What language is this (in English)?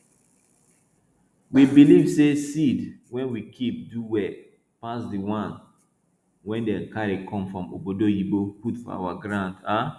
Nigerian Pidgin